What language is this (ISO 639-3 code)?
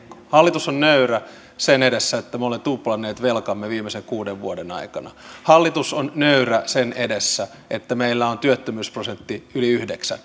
fin